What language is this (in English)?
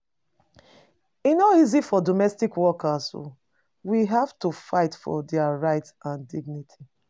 Nigerian Pidgin